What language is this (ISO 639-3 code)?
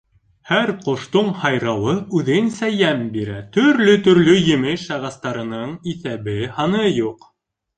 bak